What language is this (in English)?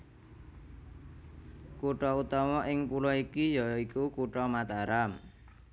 Javanese